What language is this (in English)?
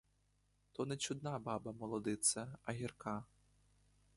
Ukrainian